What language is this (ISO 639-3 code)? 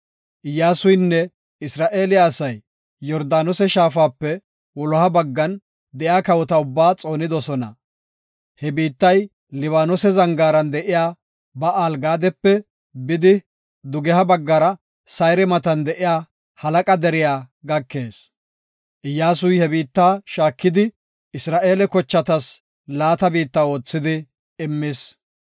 gof